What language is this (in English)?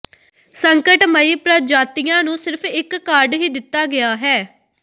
Punjabi